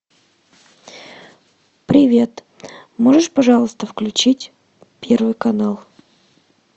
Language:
Russian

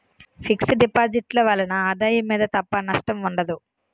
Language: Telugu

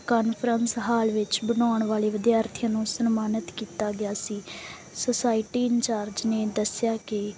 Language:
Punjabi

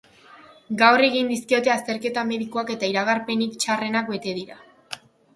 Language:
Basque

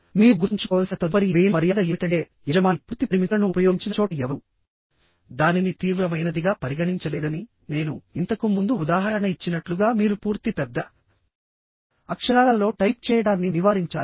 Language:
Telugu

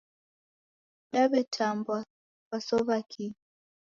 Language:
Taita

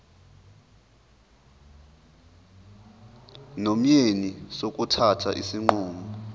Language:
Zulu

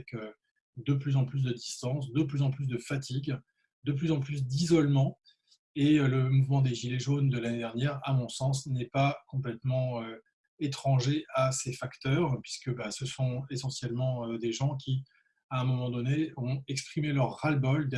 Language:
French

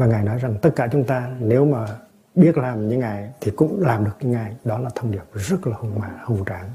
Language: Vietnamese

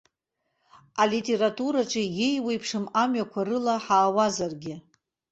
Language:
Abkhazian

